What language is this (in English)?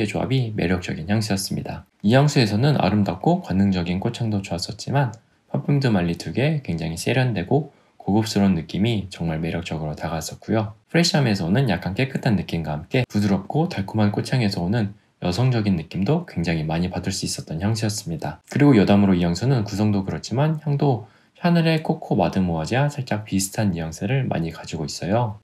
Korean